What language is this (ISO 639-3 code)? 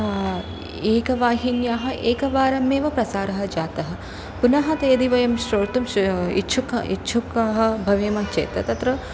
san